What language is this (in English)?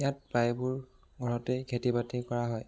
Assamese